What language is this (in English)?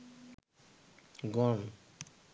Bangla